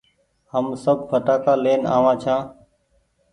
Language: Goaria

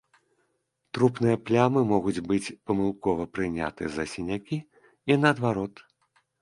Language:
Belarusian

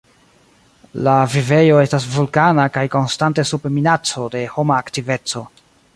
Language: Esperanto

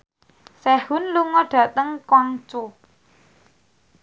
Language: Javanese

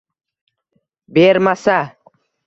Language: Uzbek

